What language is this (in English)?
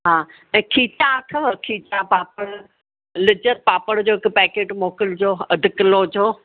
Sindhi